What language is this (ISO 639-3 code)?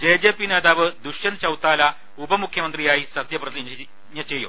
mal